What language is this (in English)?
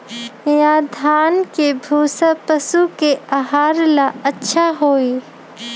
Magahi